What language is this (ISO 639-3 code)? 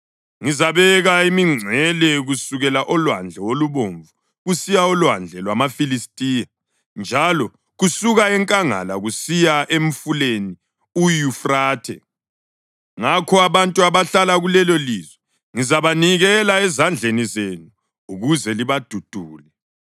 nde